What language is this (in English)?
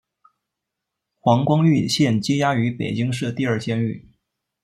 Chinese